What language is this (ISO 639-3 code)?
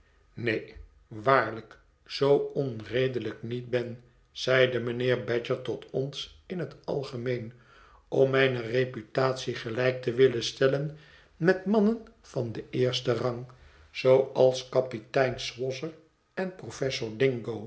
nld